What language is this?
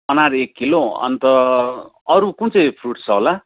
Nepali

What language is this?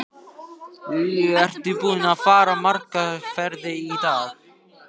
Icelandic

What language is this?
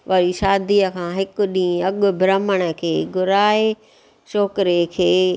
Sindhi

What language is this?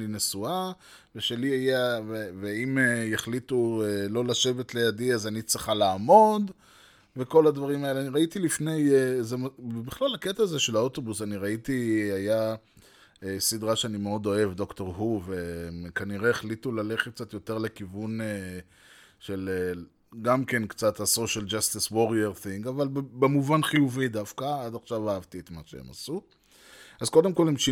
Hebrew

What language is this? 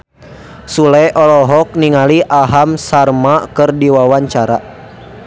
Sundanese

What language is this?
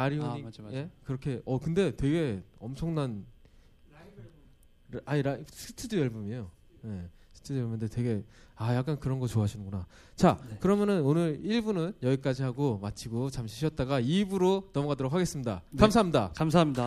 Korean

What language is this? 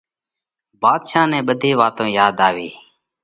Parkari Koli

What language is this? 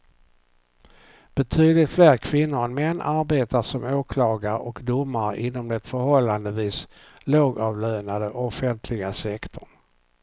Swedish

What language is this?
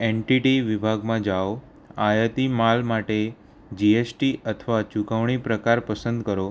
Gujarati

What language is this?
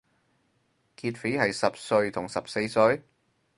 Cantonese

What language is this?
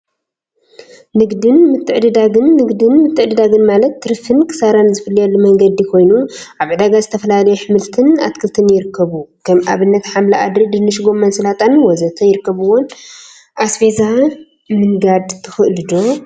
Tigrinya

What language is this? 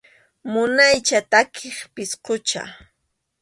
Arequipa-La Unión Quechua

